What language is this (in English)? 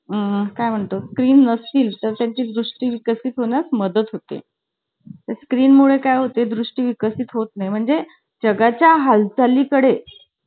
Marathi